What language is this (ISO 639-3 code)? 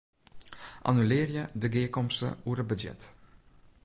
fry